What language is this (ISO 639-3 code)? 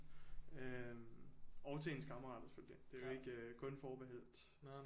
dan